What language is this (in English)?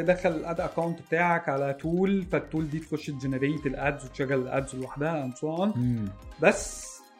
Arabic